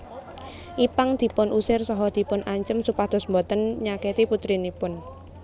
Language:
Javanese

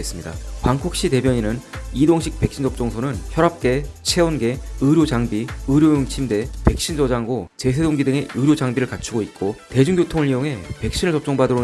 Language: Korean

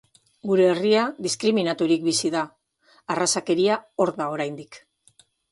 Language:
Basque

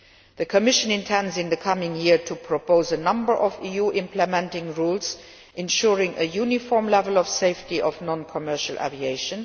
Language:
English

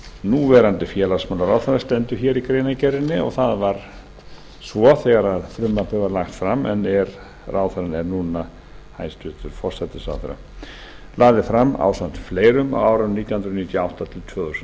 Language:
Icelandic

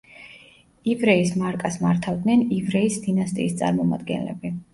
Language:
Georgian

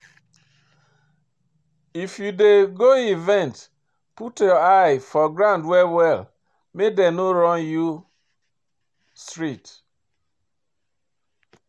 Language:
Nigerian Pidgin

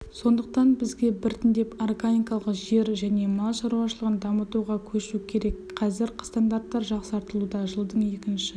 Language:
Kazakh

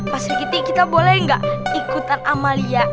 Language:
Indonesian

